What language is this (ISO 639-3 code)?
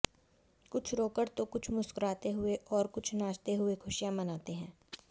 hin